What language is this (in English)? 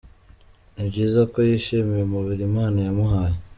Kinyarwanda